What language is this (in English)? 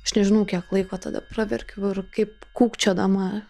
Lithuanian